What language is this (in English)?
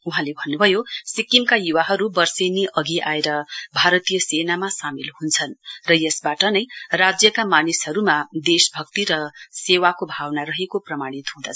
Nepali